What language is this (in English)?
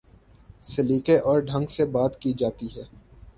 Urdu